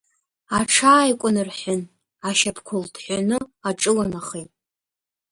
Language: Abkhazian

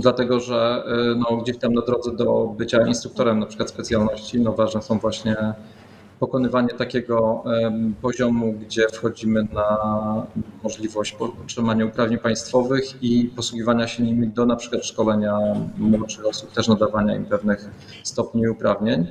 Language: Polish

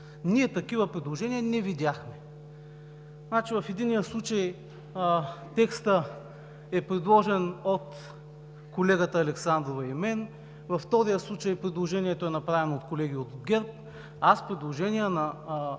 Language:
Bulgarian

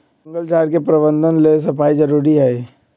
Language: Magahi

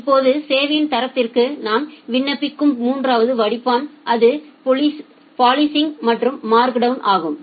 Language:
Tamil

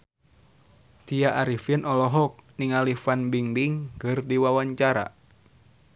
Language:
Sundanese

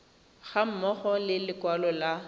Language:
Tswana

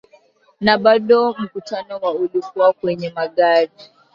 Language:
Swahili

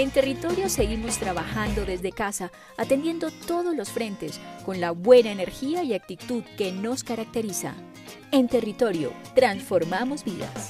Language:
Spanish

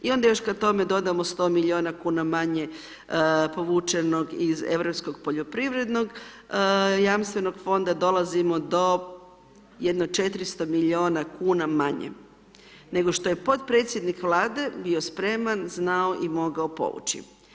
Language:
Croatian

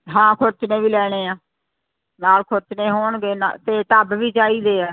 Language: Punjabi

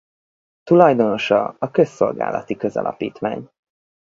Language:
Hungarian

